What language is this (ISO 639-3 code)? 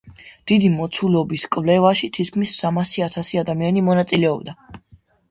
kat